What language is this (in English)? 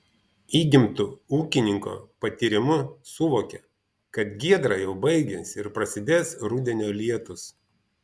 Lithuanian